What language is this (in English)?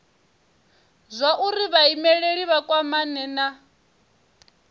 Venda